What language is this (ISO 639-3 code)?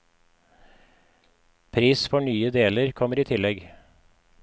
nor